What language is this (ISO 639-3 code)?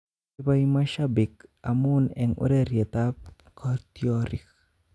kln